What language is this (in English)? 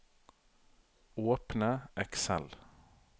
Norwegian